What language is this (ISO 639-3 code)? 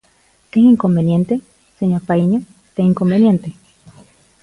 glg